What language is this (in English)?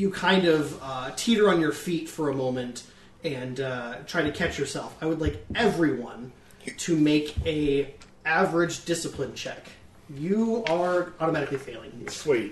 English